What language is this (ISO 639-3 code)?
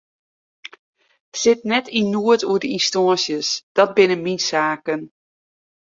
fry